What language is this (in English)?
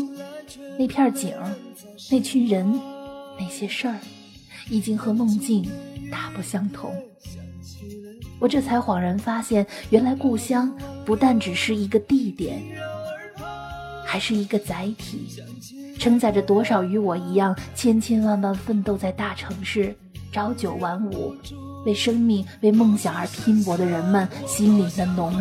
Chinese